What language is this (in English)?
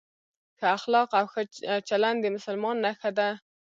Pashto